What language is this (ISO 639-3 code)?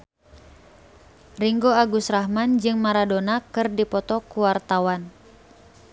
sun